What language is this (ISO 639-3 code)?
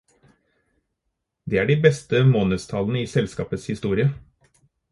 nob